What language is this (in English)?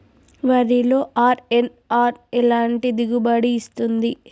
Telugu